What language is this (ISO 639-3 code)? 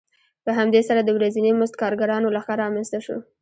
pus